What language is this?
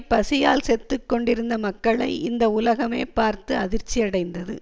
Tamil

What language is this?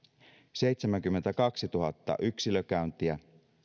Finnish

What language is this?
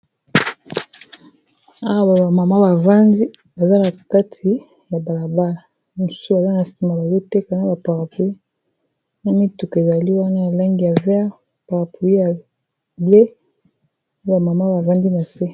Lingala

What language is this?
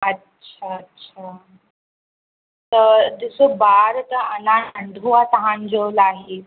Sindhi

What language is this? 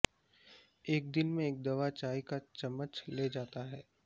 Urdu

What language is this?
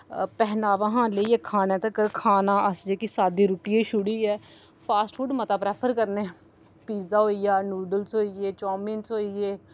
Dogri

